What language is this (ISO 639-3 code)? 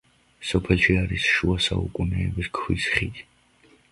kat